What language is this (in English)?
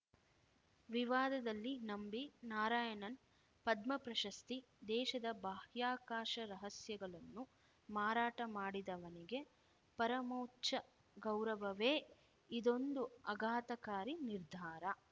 Kannada